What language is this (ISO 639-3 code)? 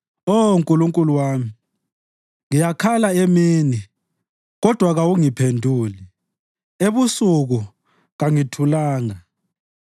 nde